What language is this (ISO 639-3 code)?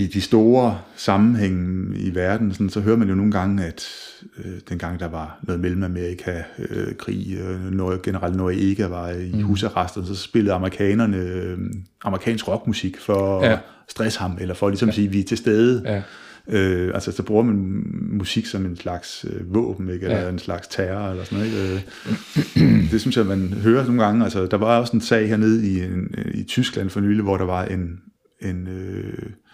dan